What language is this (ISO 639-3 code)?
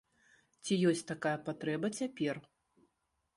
bel